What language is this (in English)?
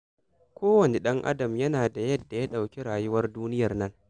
Hausa